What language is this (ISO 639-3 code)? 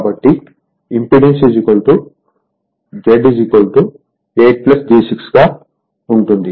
tel